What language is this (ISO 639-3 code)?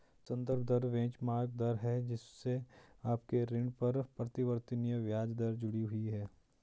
hin